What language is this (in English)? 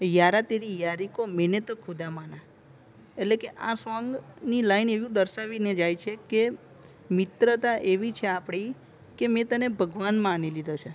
Gujarati